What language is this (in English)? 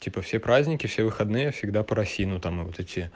Russian